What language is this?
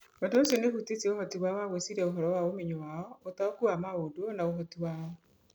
Kikuyu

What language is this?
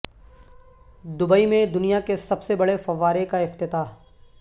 Urdu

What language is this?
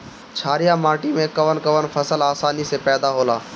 Bhojpuri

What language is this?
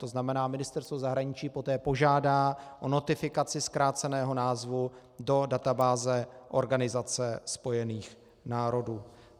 Czech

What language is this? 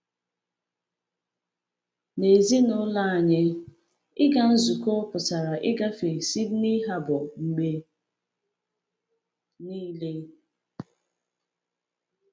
Igbo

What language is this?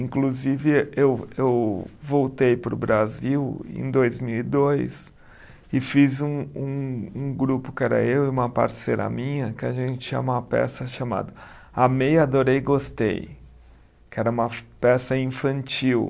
Portuguese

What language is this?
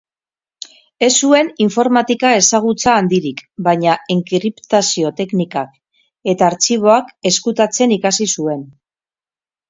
Basque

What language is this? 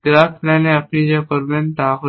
Bangla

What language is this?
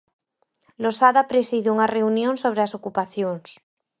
Galician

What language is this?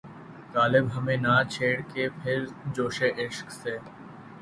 Urdu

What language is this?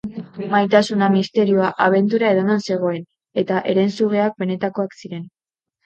Basque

